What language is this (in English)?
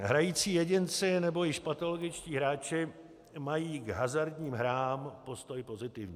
Czech